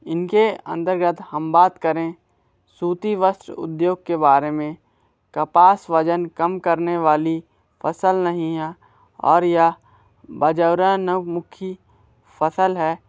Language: Hindi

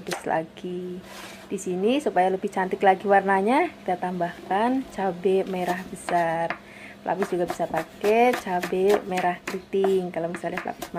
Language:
Indonesian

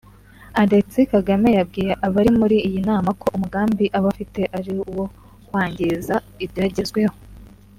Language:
Kinyarwanda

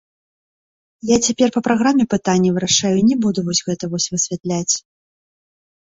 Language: Belarusian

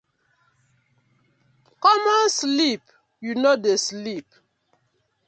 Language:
Nigerian Pidgin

